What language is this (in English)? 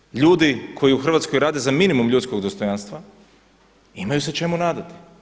Croatian